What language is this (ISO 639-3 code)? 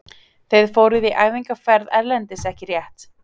isl